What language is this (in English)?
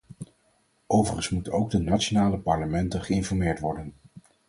Dutch